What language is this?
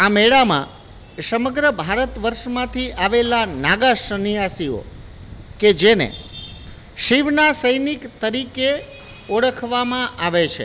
Gujarati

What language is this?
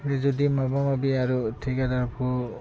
Bodo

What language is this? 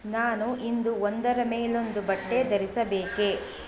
Kannada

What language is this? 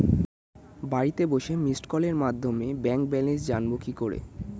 Bangla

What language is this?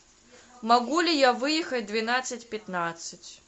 Russian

